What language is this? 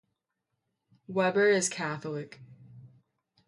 English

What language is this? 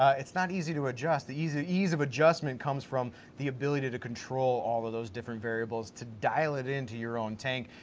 English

